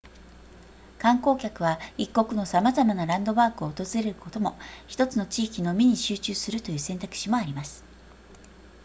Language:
Japanese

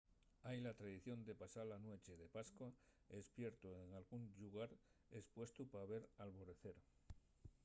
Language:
Asturian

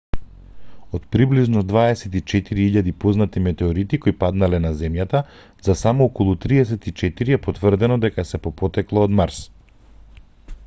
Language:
Macedonian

